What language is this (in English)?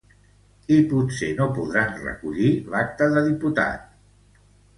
Catalan